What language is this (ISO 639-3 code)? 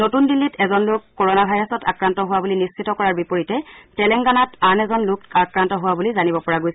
asm